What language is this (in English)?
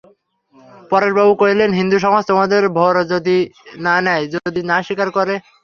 Bangla